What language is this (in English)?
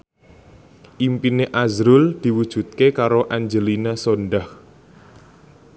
Javanese